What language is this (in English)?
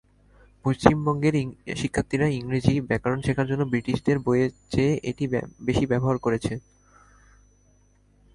Bangla